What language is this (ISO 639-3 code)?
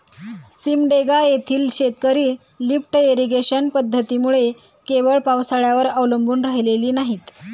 mar